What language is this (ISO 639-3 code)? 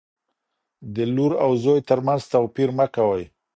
pus